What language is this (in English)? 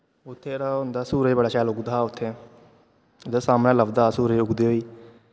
Dogri